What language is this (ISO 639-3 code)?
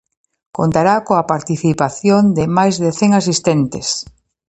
glg